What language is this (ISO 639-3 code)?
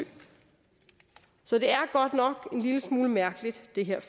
dan